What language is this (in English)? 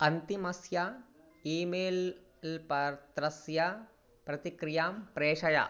Sanskrit